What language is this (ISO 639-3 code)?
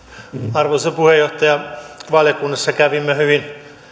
fin